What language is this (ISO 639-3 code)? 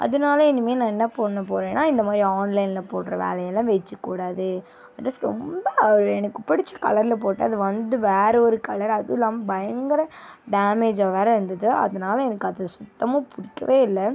tam